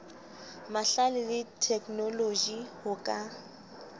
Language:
Southern Sotho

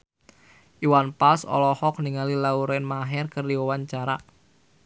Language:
Sundanese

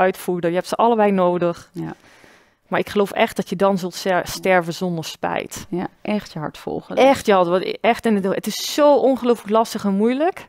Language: Dutch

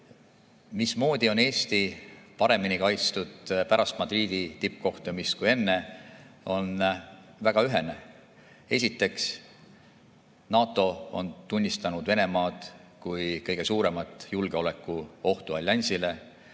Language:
Estonian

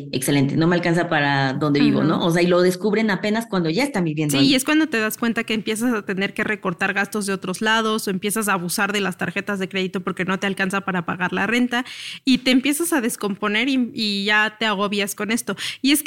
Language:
Spanish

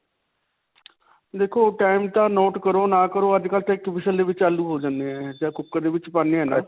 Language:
Punjabi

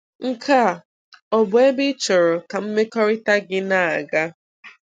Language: Igbo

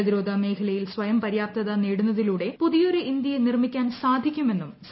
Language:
Malayalam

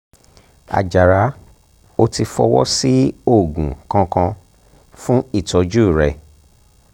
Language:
Yoruba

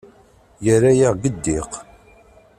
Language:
Kabyle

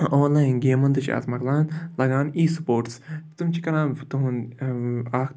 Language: Kashmiri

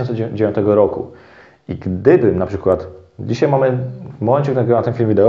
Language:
Polish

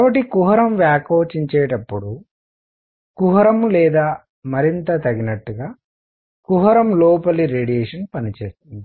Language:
Telugu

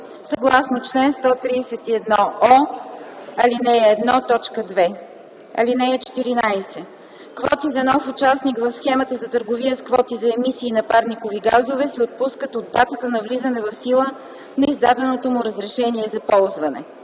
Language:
Bulgarian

